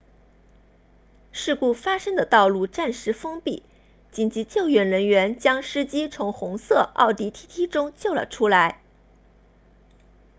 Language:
Chinese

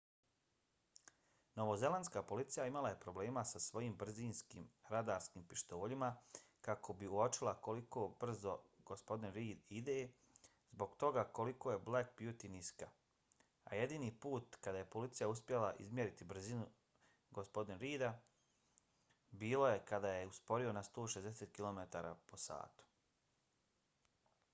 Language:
Bosnian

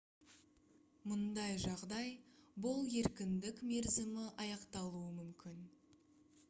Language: Kazakh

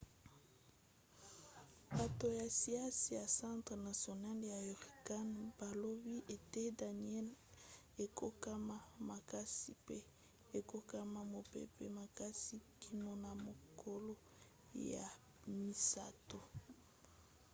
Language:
Lingala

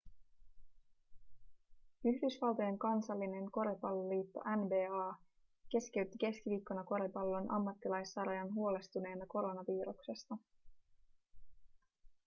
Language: Finnish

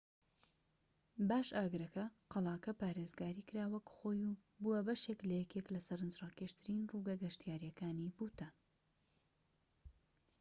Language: Central Kurdish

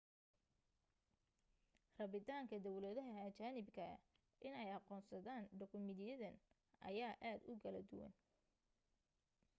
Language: Somali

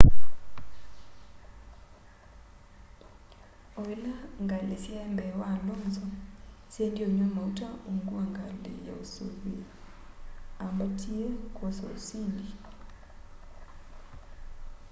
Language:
Kamba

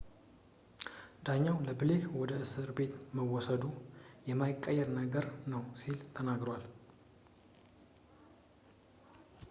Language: Amharic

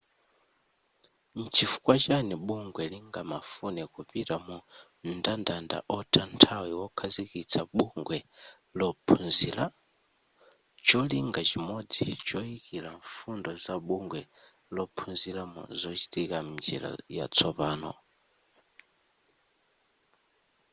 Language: Nyanja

